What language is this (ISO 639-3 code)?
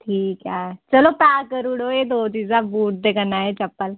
doi